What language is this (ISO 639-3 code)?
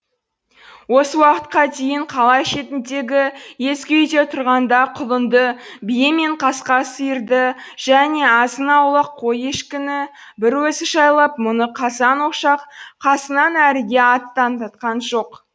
kaz